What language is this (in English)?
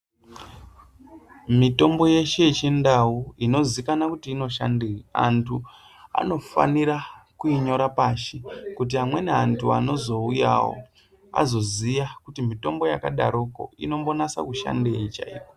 Ndau